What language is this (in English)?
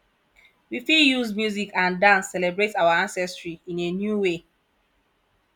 Nigerian Pidgin